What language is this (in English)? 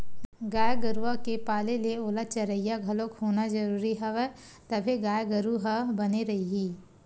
Chhattisgarhi